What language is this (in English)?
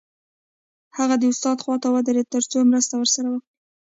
Pashto